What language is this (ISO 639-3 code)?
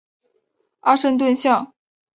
zho